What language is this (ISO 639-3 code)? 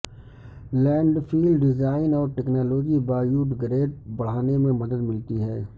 urd